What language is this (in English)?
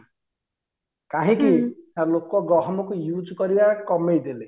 Odia